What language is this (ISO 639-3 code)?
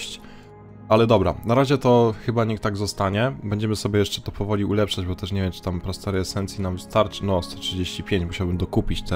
pol